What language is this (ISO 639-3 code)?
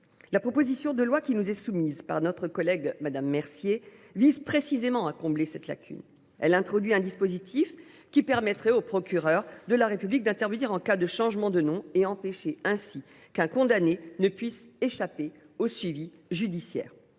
fra